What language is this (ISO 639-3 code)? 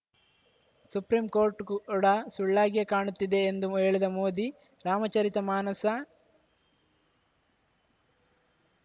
kan